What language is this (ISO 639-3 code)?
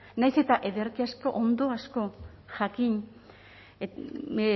eus